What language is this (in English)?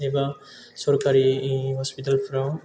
Bodo